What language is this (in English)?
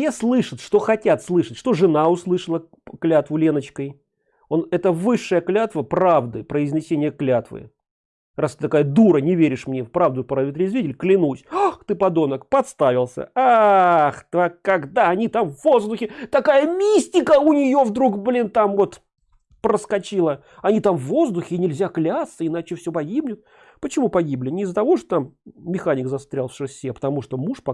Russian